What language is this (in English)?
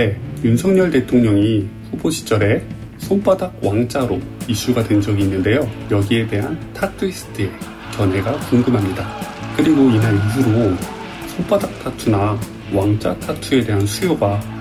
Korean